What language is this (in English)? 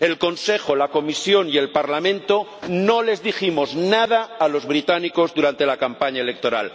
Spanish